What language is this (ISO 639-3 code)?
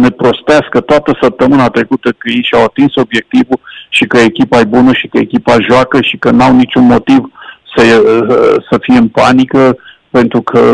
ron